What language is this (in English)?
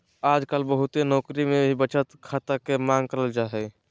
Magahi